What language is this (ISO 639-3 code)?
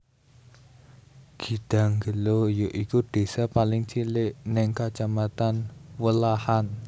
jav